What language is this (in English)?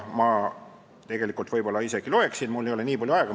Estonian